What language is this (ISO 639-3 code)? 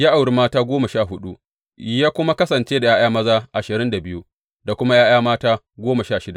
hau